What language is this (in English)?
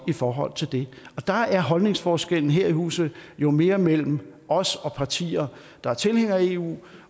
Danish